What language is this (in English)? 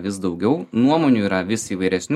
Lithuanian